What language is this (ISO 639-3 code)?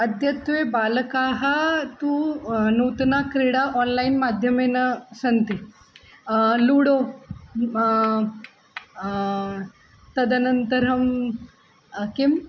san